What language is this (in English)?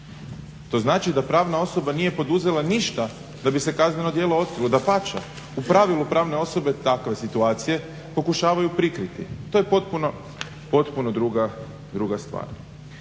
Croatian